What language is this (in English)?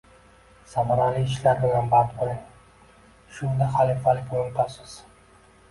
Uzbek